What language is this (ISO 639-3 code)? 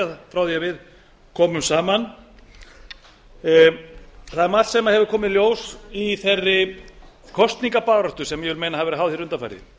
isl